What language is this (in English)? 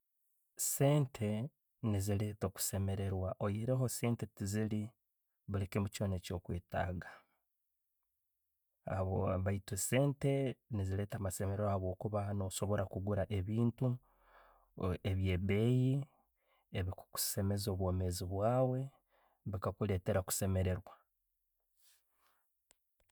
Tooro